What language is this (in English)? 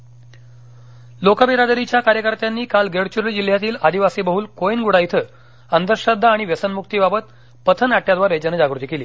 Marathi